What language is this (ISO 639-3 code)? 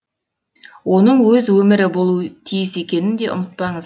kaz